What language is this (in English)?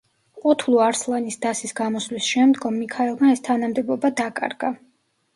Georgian